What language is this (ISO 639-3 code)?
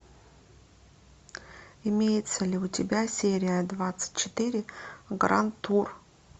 rus